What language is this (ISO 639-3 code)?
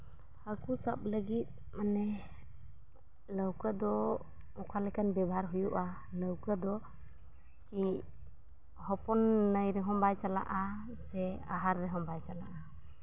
sat